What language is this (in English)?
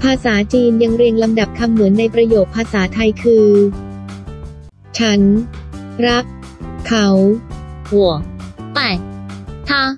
Thai